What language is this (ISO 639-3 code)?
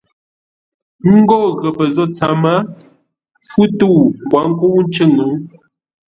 nla